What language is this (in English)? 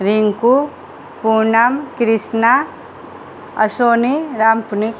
Maithili